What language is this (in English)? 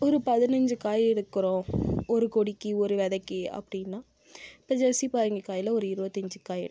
Tamil